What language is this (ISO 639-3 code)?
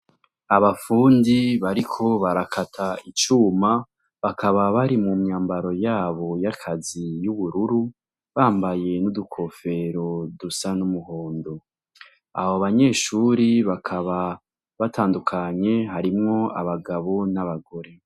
run